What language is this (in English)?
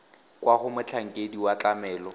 Tswana